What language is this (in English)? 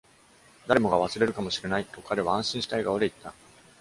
Japanese